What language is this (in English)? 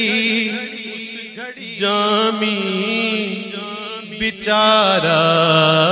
Romanian